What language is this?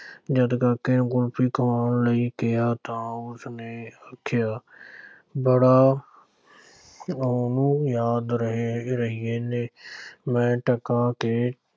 Punjabi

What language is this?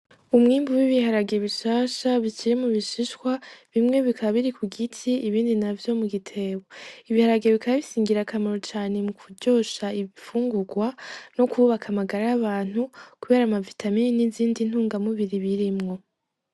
Rundi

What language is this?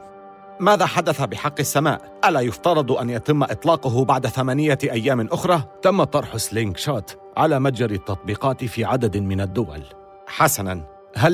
Arabic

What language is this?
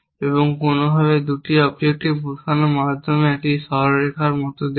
Bangla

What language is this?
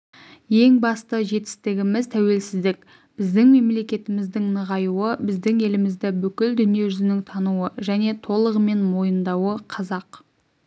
Kazakh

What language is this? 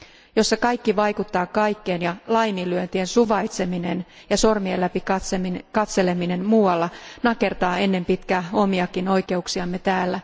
Finnish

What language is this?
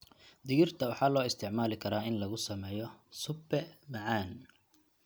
Somali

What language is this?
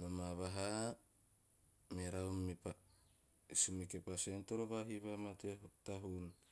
Teop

